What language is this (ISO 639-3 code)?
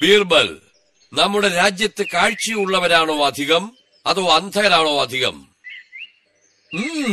mal